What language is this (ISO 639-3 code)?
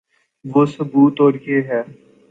urd